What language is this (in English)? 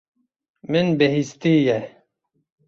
Kurdish